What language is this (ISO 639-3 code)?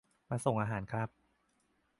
tha